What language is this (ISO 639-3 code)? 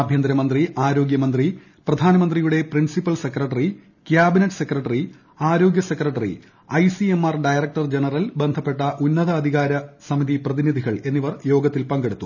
mal